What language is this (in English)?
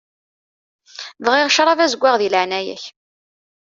Kabyle